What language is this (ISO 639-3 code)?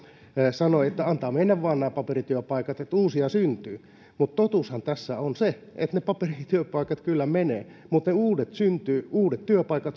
fin